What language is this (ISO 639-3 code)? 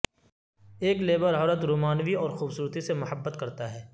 urd